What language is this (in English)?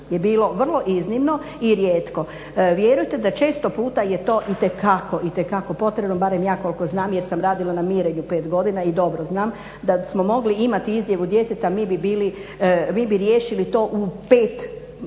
Croatian